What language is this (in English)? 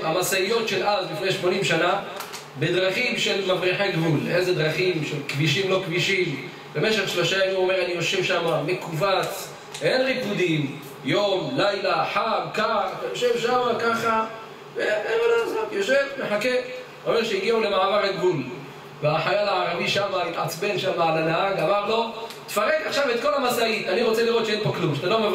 Hebrew